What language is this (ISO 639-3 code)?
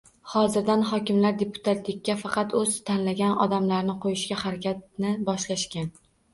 uzb